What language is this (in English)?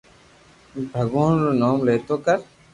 Loarki